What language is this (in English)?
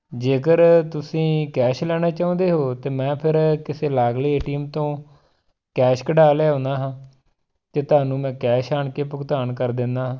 Punjabi